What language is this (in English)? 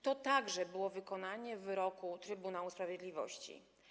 Polish